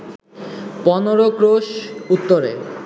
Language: Bangla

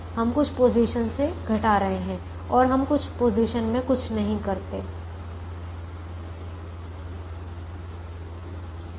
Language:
Hindi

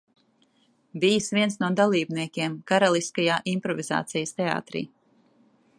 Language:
Latvian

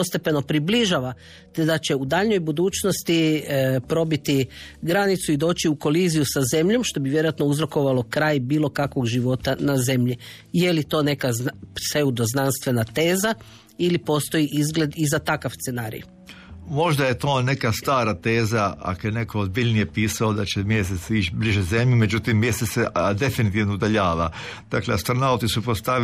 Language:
Croatian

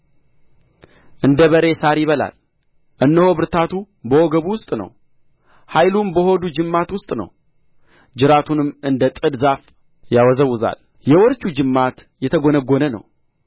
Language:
Amharic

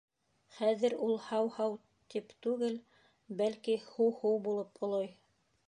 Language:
Bashkir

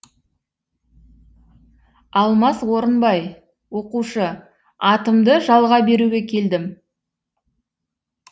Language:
Kazakh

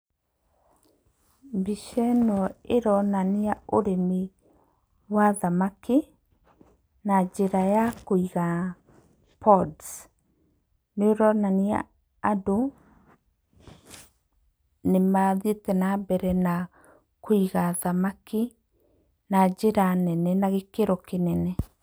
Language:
Kikuyu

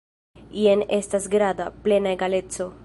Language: Esperanto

